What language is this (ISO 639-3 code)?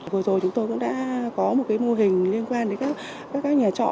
vie